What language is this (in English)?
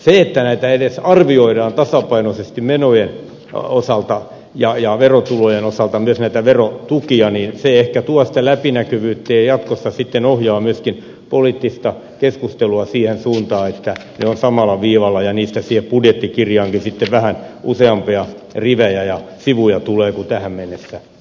Finnish